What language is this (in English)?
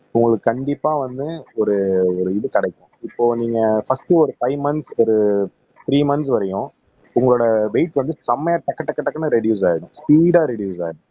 Tamil